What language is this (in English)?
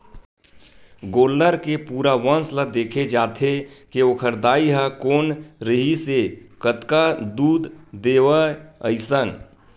Chhattisgarhi